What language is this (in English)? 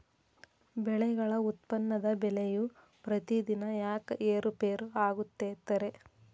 Kannada